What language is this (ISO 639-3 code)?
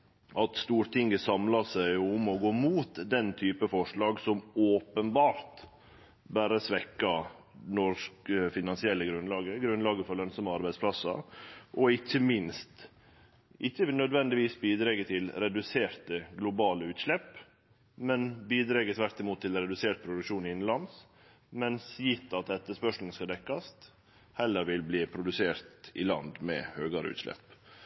nno